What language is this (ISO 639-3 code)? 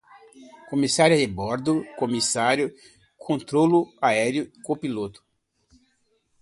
por